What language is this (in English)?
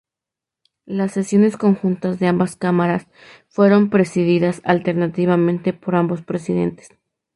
Spanish